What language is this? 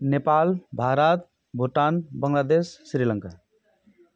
Nepali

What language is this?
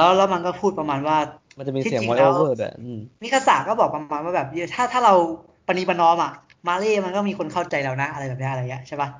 Thai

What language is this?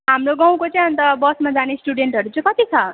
Nepali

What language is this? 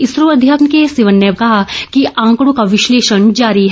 Hindi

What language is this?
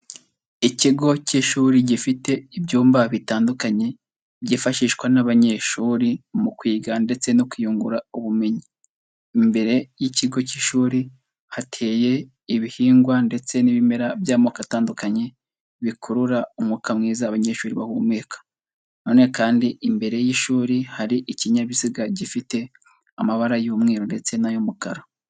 Kinyarwanda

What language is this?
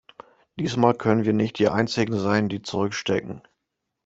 German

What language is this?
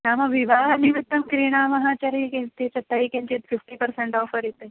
Sanskrit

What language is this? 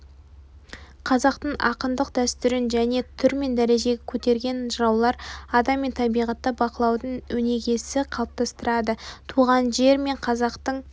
Kazakh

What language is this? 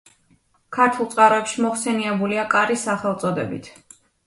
Georgian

